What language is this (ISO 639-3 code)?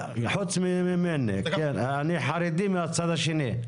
heb